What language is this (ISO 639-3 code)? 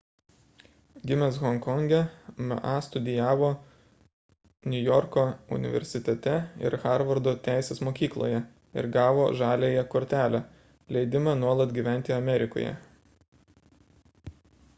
lit